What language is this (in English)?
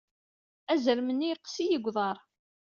Kabyle